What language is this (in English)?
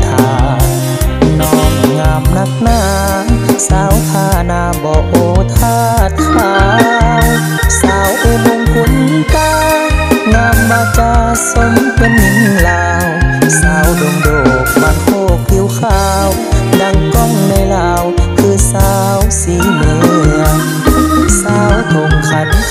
Thai